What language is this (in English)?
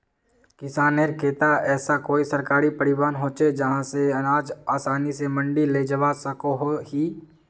Magahi